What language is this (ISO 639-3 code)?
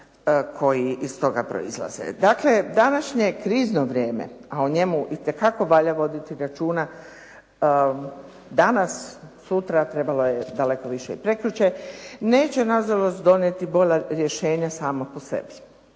hrv